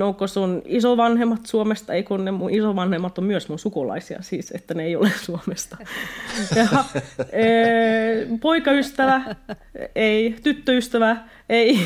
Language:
Finnish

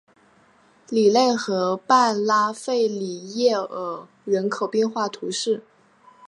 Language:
Chinese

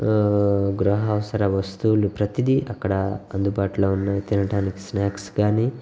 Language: Telugu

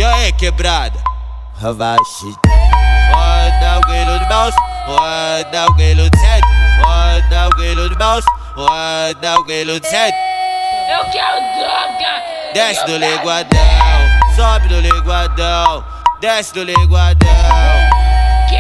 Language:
Dutch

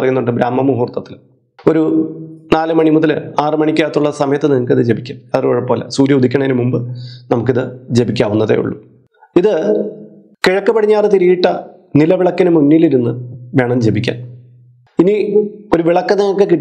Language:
Malayalam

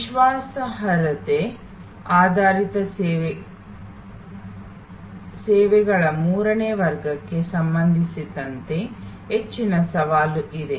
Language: Kannada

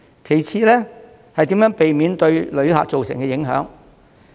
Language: Cantonese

